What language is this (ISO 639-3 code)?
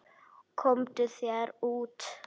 isl